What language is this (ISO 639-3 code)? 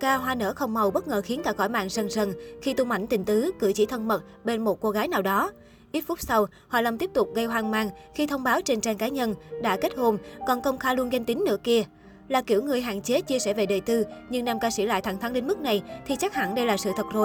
vie